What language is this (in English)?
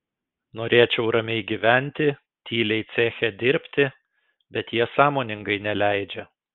Lithuanian